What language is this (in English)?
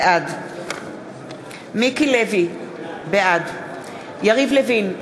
Hebrew